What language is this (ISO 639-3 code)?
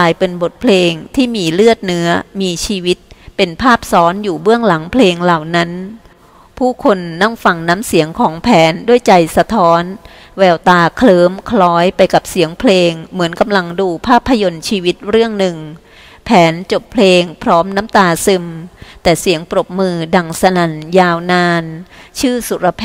tha